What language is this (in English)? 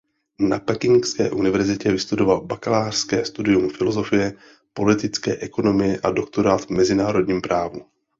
Czech